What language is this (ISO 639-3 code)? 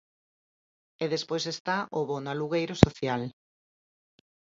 glg